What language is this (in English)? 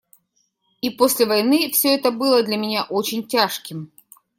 Russian